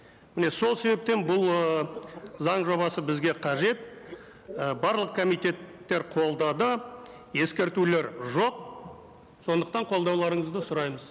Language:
Kazakh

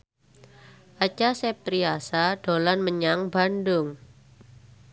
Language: Javanese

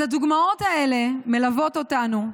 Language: Hebrew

